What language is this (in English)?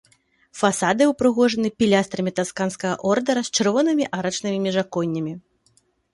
Belarusian